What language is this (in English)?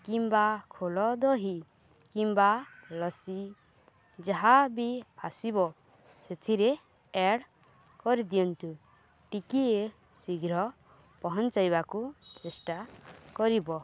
Odia